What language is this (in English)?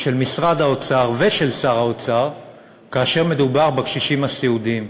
Hebrew